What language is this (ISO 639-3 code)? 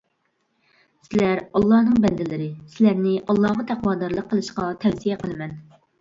uig